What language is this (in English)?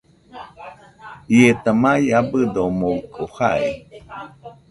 Nüpode Huitoto